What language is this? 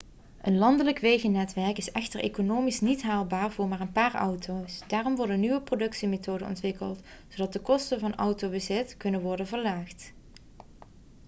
Dutch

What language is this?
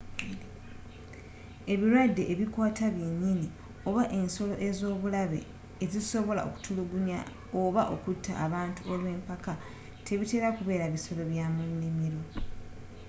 Ganda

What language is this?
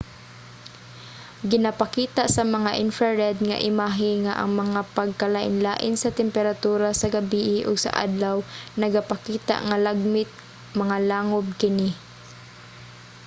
Cebuano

